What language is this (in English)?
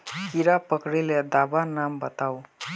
Magahi